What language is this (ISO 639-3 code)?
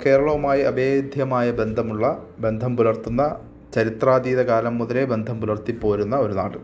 mal